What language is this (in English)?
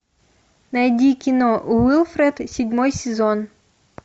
Russian